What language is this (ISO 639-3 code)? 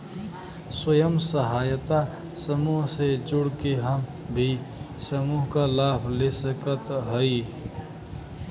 bho